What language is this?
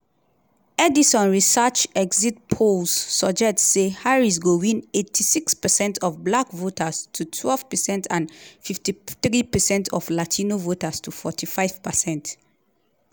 Nigerian Pidgin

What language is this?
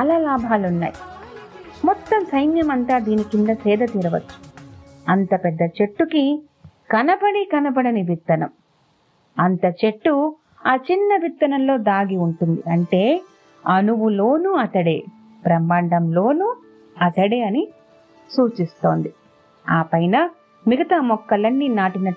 Telugu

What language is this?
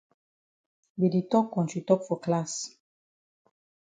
Cameroon Pidgin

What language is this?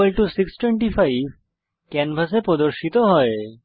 Bangla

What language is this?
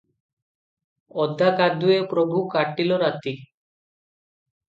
Odia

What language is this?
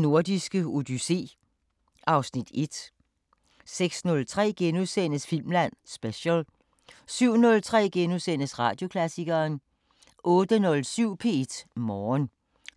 Danish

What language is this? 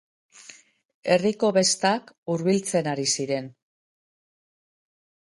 Basque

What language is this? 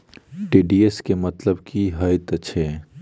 Maithili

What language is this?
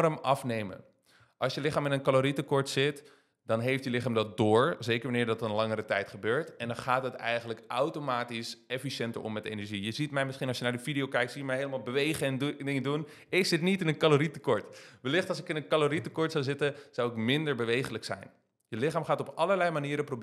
Dutch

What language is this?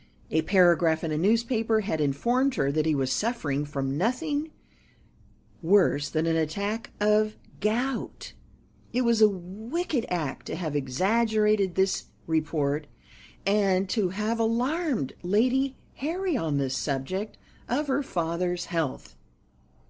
English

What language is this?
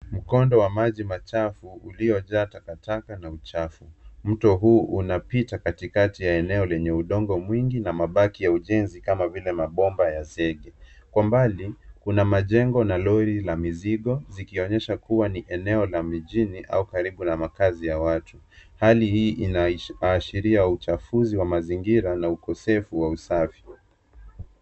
Swahili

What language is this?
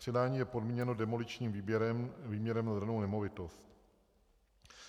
Czech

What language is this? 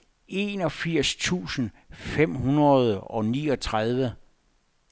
Danish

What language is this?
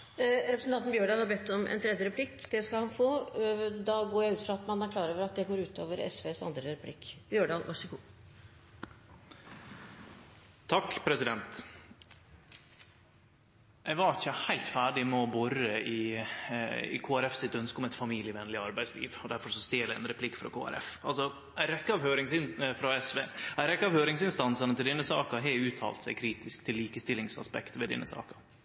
Norwegian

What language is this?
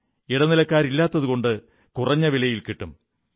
Malayalam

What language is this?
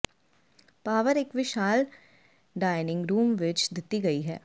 Punjabi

